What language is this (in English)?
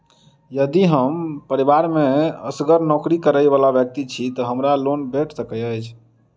Maithili